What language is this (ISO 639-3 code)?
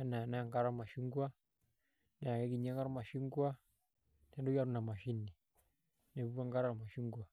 mas